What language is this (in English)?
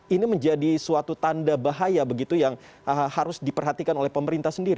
Indonesian